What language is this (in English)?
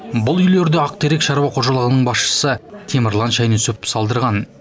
Kazakh